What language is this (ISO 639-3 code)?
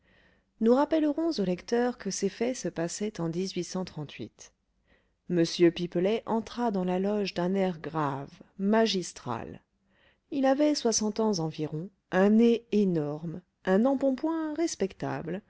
fra